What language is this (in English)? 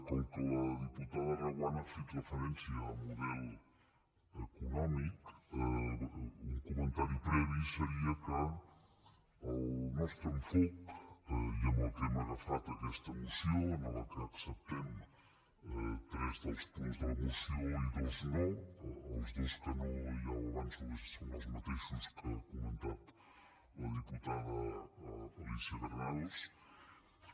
Catalan